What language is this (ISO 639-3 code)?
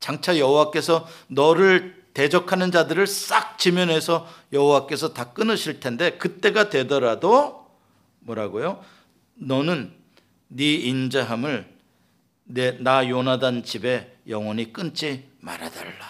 kor